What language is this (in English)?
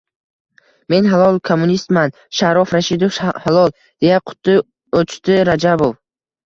Uzbek